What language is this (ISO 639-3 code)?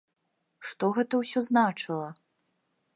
bel